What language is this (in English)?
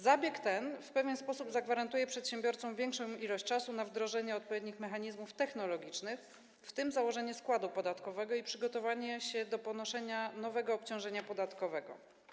Polish